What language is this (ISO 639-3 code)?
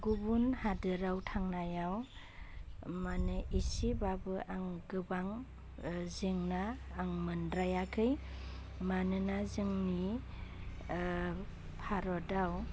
brx